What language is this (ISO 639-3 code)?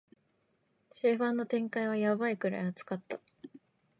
jpn